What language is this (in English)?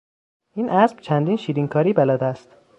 Persian